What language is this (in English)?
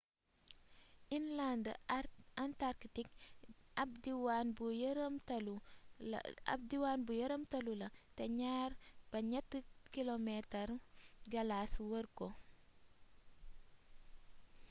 Wolof